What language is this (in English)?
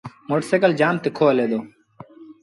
Sindhi Bhil